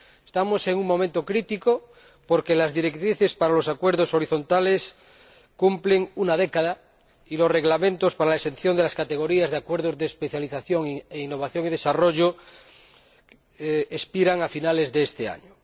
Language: Spanish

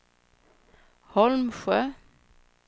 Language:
Swedish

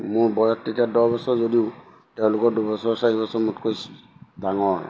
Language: Assamese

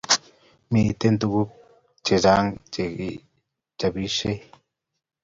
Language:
Kalenjin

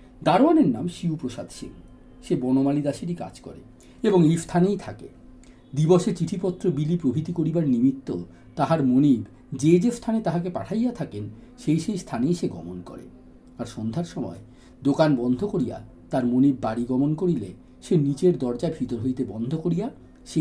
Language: Bangla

